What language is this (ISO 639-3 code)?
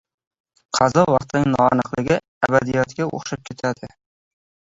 uzb